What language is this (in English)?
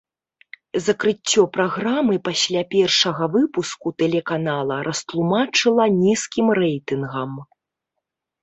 Belarusian